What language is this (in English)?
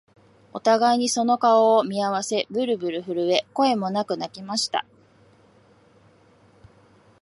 Japanese